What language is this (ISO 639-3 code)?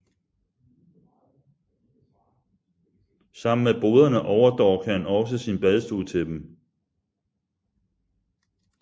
dan